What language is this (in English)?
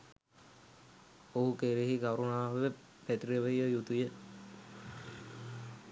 Sinhala